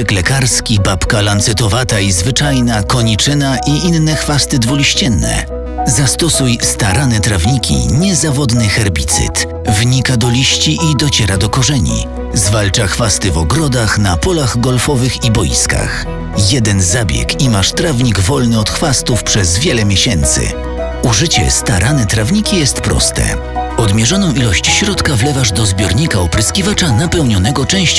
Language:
Polish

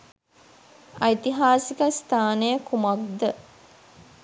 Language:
Sinhala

